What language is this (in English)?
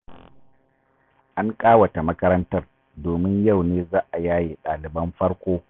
Hausa